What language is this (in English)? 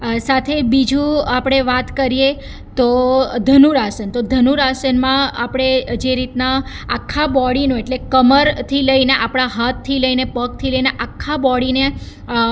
Gujarati